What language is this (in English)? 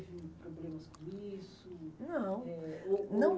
Portuguese